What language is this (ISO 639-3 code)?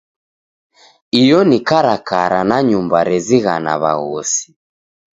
dav